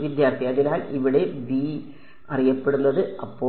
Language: Malayalam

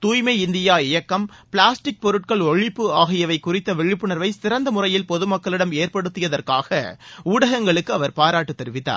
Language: Tamil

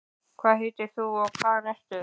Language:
Icelandic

